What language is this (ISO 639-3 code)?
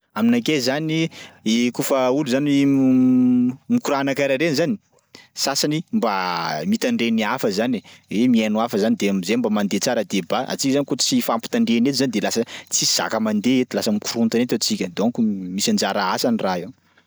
skg